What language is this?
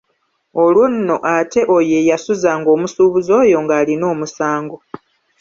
Ganda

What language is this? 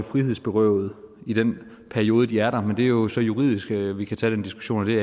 Danish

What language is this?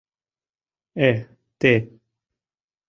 Mari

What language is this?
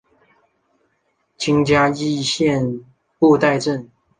Chinese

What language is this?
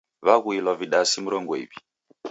Taita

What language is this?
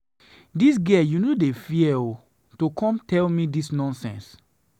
Nigerian Pidgin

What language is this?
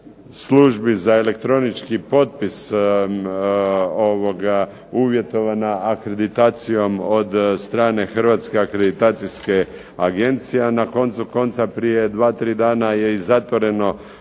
Croatian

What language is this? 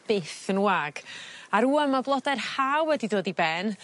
Welsh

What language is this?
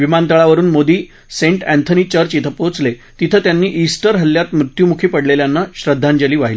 Marathi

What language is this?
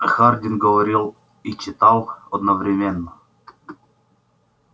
Russian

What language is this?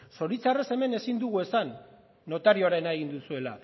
Basque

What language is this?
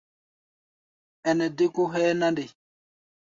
Gbaya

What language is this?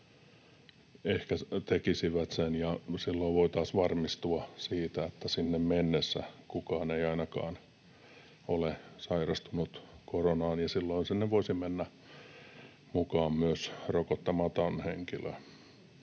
Finnish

